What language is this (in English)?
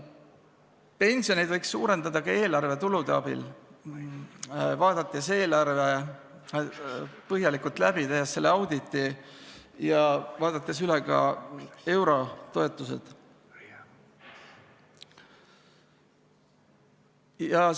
Estonian